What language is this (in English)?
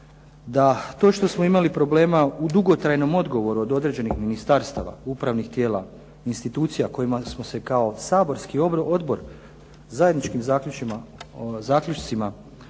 Croatian